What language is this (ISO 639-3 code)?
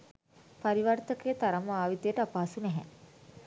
sin